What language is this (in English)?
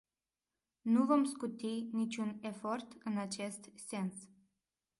Romanian